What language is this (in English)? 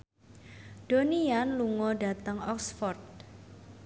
Javanese